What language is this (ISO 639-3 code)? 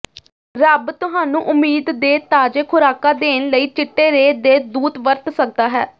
pan